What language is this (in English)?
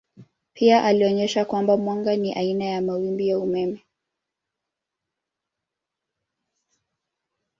Swahili